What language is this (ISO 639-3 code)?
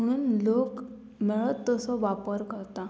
kok